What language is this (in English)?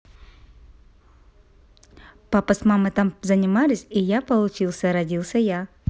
Russian